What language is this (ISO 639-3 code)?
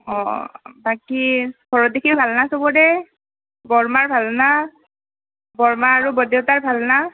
asm